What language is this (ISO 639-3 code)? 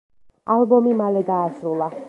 kat